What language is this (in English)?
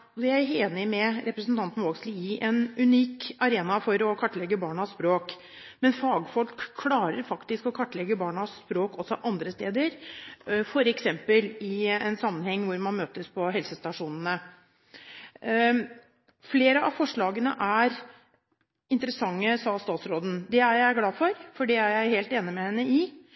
Norwegian Bokmål